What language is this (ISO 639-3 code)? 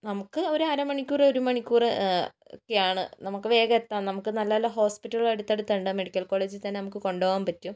mal